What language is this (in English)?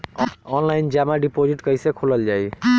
Bhojpuri